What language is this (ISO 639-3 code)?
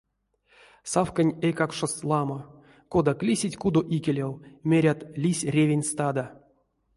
myv